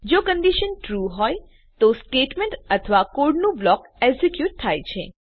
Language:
Gujarati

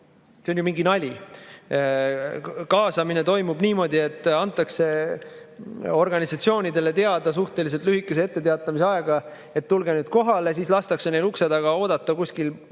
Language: Estonian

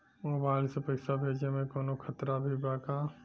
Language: Bhojpuri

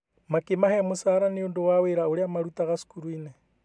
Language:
Kikuyu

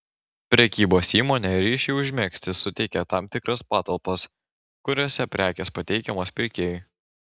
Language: Lithuanian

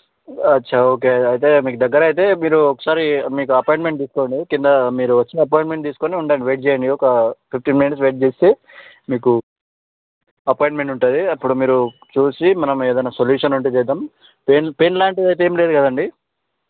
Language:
Telugu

